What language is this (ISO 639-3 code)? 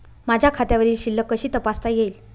mar